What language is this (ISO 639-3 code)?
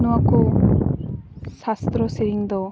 sat